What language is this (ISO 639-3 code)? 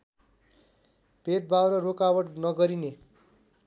nep